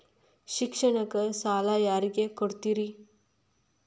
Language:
Kannada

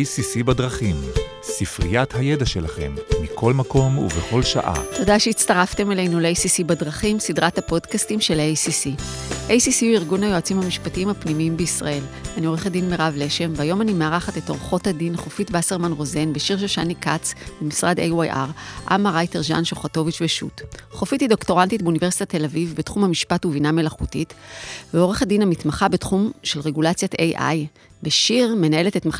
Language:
Hebrew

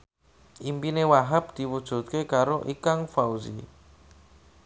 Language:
Javanese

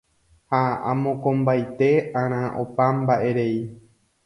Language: Guarani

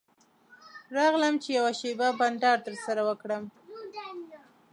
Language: Pashto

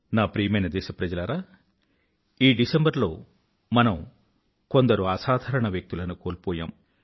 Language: Telugu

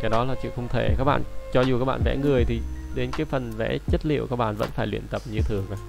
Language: Vietnamese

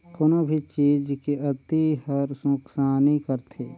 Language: Chhattisgarhi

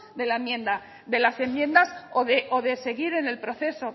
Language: Spanish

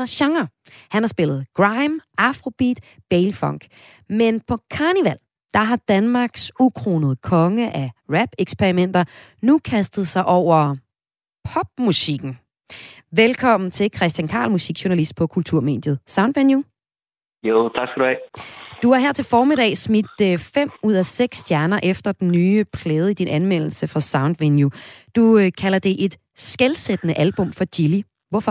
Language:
Danish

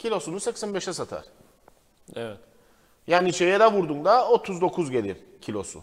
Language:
Turkish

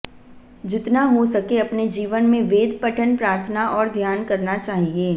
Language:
Hindi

